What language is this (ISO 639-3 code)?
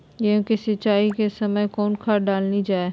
mag